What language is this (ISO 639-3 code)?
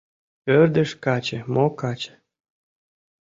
chm